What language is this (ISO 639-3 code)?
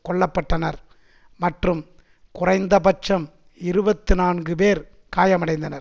tam